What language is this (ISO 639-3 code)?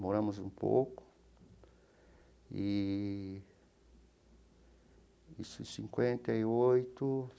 por